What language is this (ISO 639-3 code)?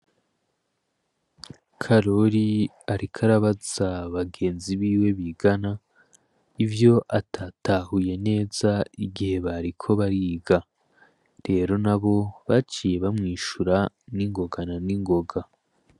run